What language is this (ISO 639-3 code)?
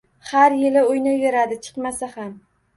uzb